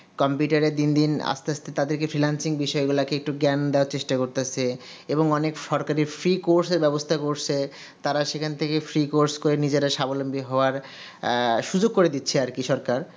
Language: Bangla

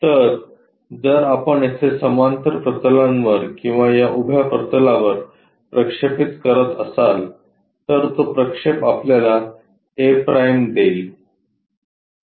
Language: Marathi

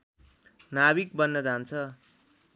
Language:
Nepali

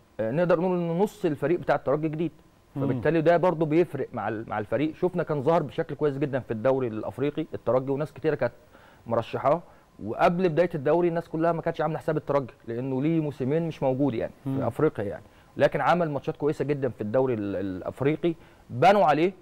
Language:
Arabic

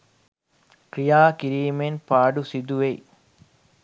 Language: Sinhala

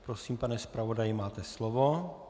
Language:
Czech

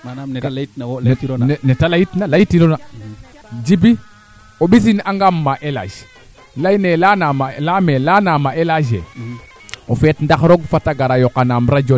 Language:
Serer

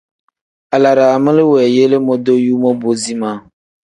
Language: Tem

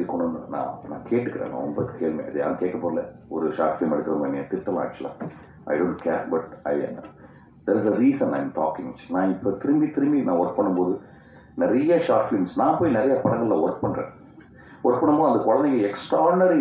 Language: Tamil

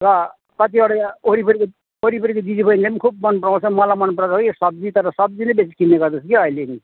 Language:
Nepali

